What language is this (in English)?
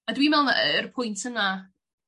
Welsh